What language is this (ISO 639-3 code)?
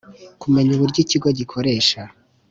kin